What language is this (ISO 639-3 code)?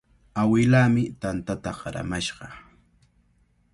qvl